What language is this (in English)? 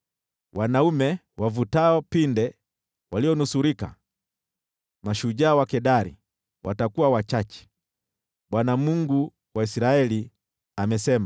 Swahili